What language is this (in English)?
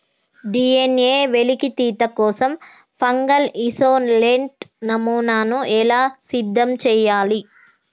Telugu